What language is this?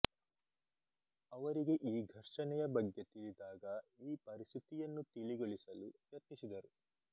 Kannada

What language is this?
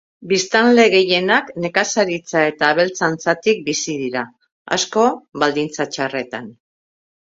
Basque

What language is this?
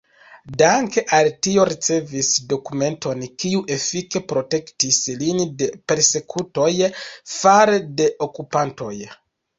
Esperanto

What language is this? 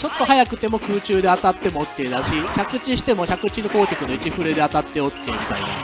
Japanese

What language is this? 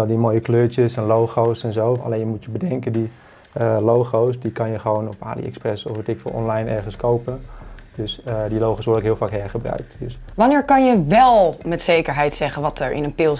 Dutch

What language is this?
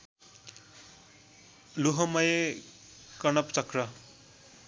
Nepali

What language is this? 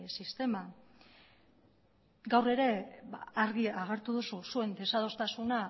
Basque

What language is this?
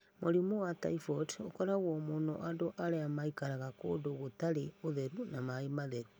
Kikuyu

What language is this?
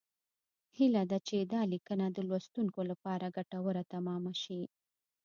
Pashto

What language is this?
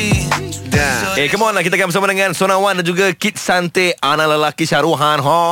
Malay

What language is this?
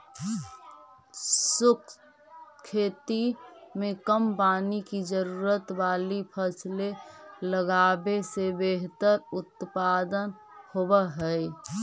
Magahi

